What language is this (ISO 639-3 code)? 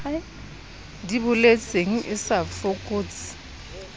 sot